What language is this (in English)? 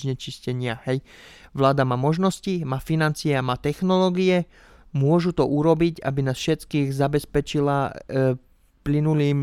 Slovak